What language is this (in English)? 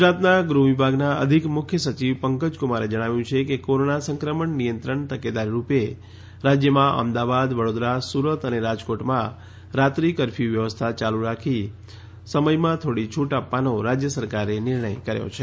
Gujarati